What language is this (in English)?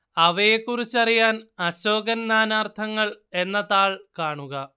Malayalam